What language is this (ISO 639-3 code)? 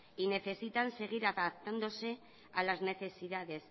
spa